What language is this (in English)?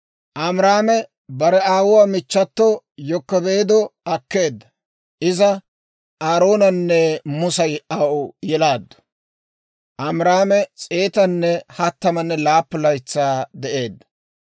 Dawro